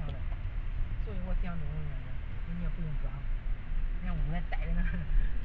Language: Chinese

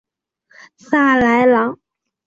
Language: Chinese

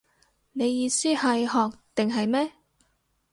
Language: Cantonese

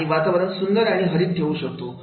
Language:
Marathi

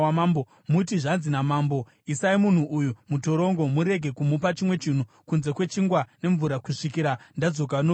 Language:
Shona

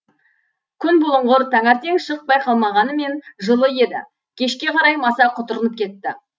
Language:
Kazakh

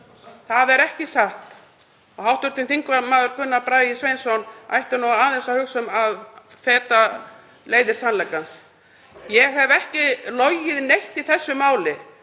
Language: Icelandic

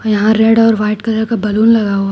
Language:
Hindi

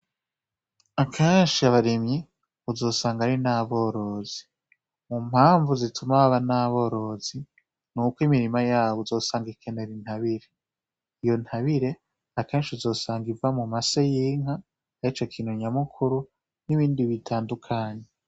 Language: Rundi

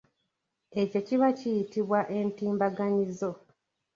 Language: Ganda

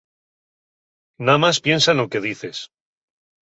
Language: Asturian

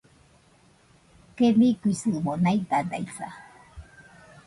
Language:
Nüpode Huitoto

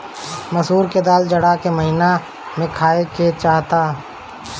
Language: Bhojpuri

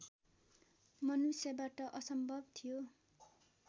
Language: Nepali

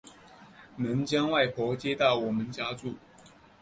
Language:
Chinese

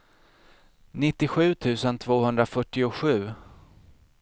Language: Swedish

